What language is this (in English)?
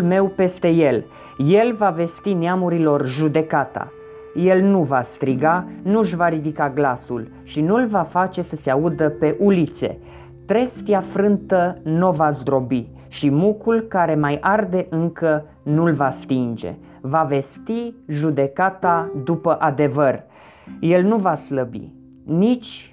Romanian